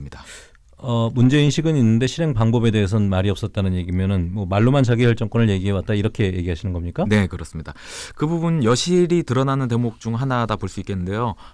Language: Korean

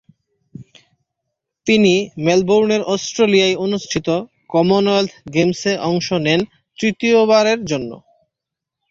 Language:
Bangla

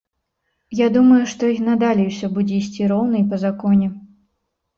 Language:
Belarusian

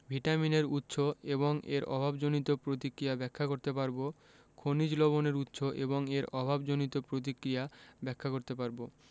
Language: Bangla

